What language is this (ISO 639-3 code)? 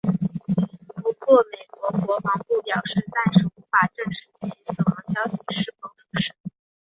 zho